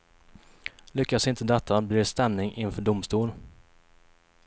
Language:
Swedish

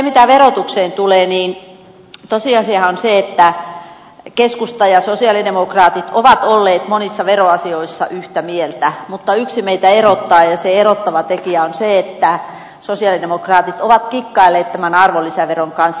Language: Finnish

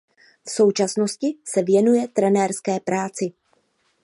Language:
Czech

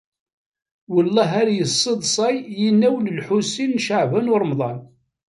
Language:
Kabyle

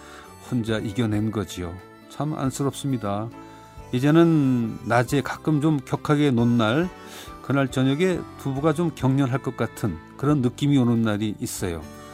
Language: Korean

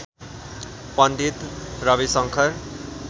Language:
Nepali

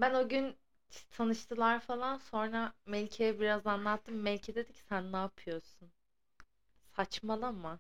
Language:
Turkish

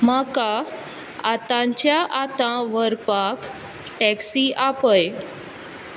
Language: Konkani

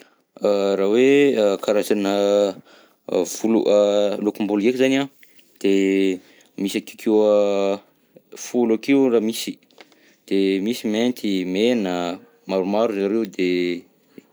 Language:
Southern Betsimisaraka Malagasy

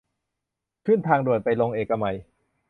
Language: Thai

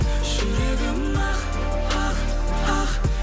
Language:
Kazakh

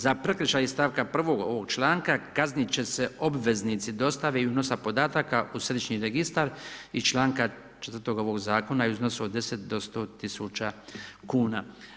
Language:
Croatian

